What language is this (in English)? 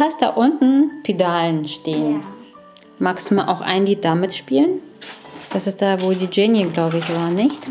German